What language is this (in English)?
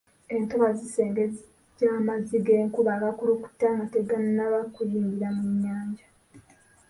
Ganda